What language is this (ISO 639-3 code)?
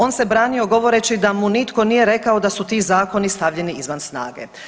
hrv